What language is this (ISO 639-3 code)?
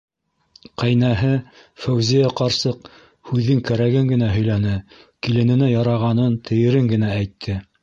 bak